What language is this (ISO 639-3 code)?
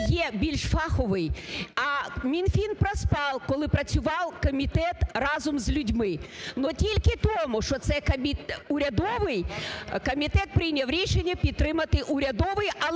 ukr